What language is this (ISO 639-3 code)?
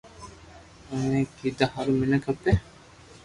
lrk